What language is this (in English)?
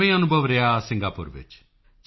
Punjabi